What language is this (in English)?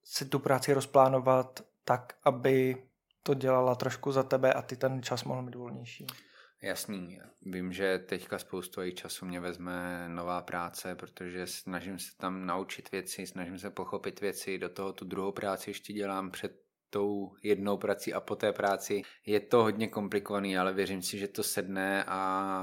Czech